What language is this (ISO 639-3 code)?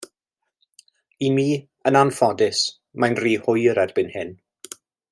cym